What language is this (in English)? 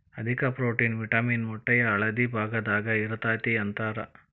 Kannada